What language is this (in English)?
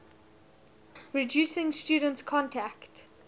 English